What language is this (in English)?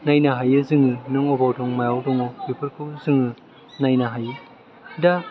Bodo